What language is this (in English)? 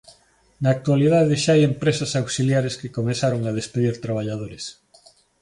Galician